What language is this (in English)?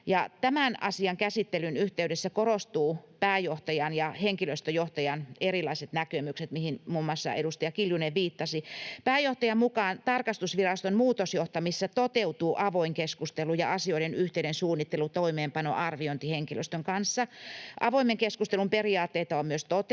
Finnish